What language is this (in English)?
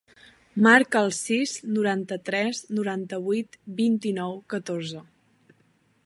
Catalan